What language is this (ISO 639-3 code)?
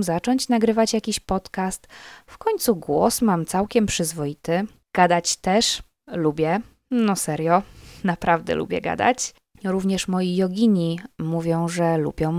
pol